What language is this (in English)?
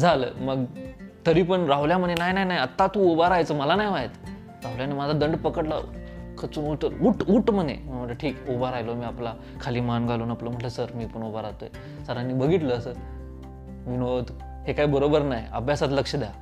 Marathi